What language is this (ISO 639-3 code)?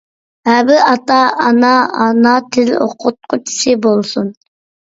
uig